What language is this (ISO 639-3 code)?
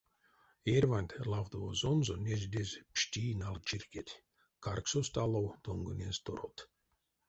myv